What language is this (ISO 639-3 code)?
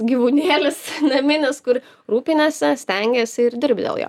lit